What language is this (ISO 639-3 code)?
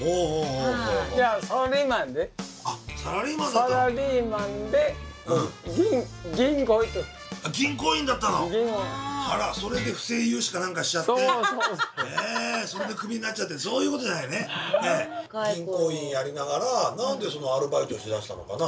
jpn